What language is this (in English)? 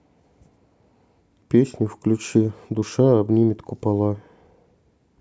Russian